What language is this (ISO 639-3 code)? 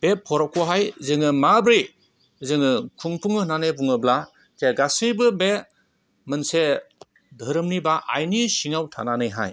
brx